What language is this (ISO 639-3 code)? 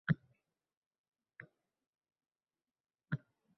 uzb